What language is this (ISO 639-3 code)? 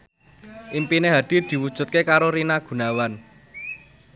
jav